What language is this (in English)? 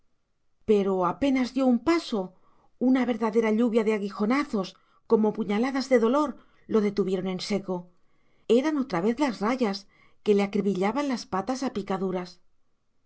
Spanish